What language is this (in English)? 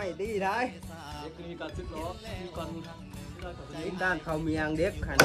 Thai